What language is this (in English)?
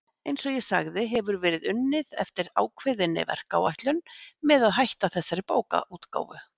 Icelandic